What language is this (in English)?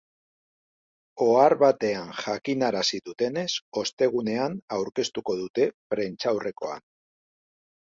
Basque